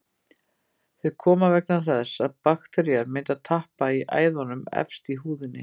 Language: Icelandic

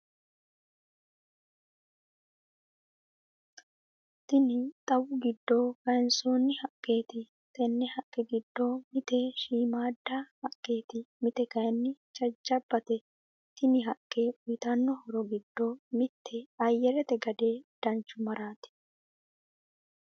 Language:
Sidamo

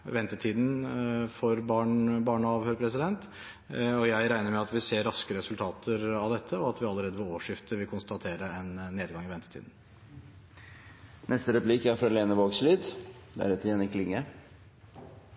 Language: Norwegian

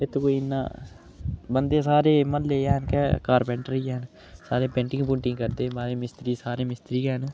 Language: Dogri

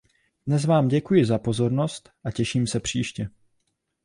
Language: Czech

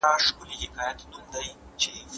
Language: Pashto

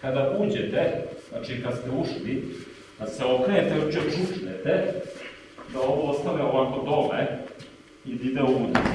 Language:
Serbian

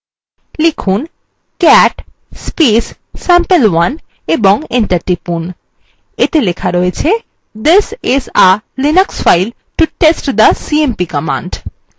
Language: Bangla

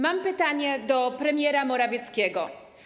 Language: Polish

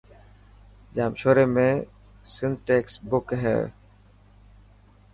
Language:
Dhatki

